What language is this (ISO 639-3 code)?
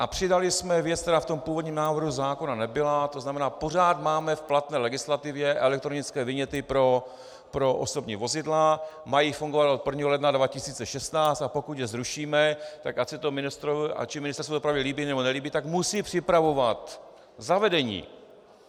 ces